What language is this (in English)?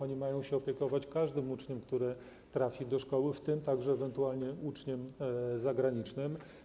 Polish